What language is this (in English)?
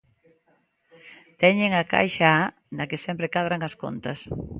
Galician